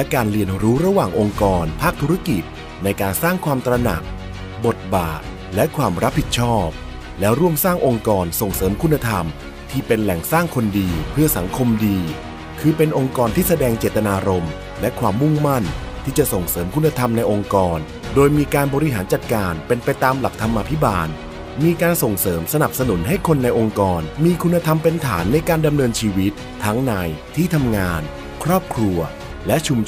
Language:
Thai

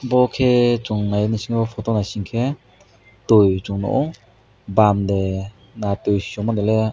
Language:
Kok Borok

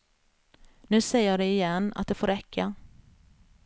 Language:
Swedish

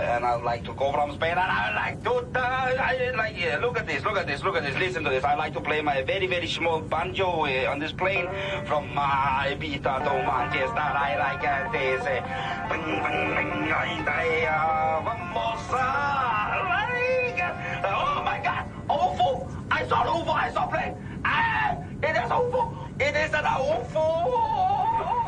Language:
Danish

